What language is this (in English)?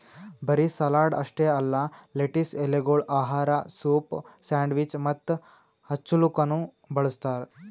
Kannada